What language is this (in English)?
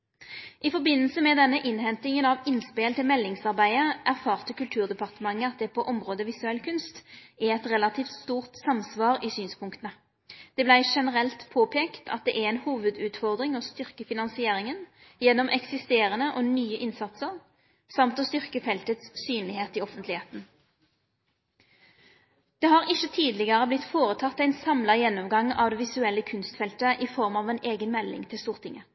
Norwegian Nynorsk